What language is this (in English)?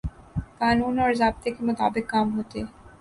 Urdu